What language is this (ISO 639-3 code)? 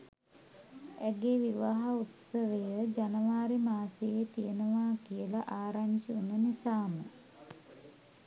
sin